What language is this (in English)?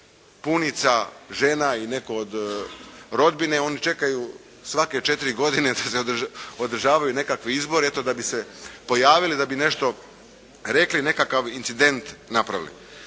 Croatian